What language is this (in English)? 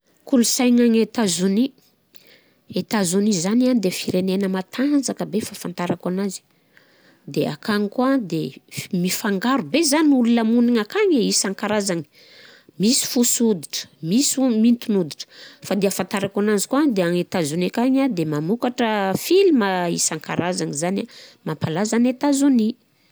Southern Betsimisaraka Malagasy